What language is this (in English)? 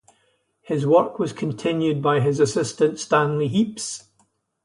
English